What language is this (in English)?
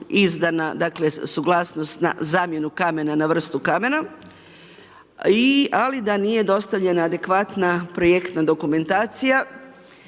Croatian